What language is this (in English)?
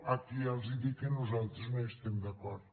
Catalan